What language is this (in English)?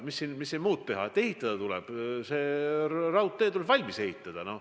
Estonian